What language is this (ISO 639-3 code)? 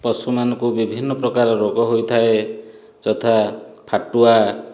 ori